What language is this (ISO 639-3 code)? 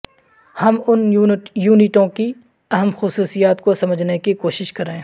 urd